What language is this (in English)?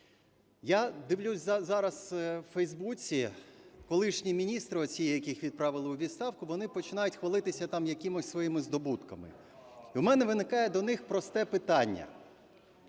Ukrainian